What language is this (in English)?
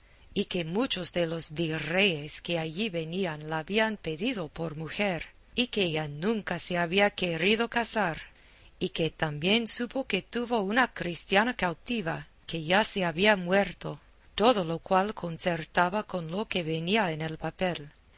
Spanish